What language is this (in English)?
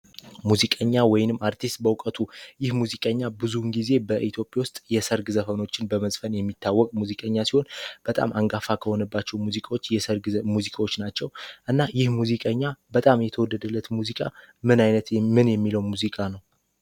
Amharic